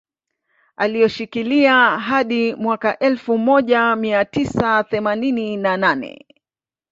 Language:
Swahili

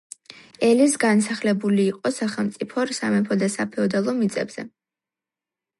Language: Georgian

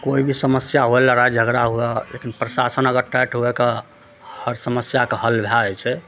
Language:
Maithili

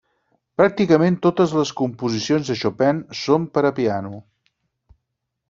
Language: Catalan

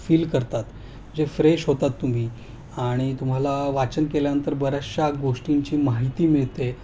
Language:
Marathi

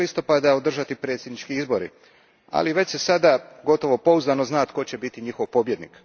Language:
Croatian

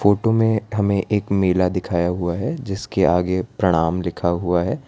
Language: Hindi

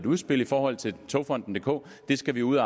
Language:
Danish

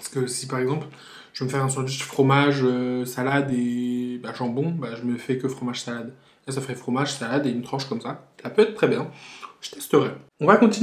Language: French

